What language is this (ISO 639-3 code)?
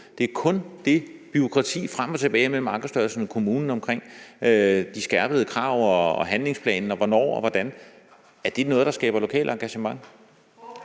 dan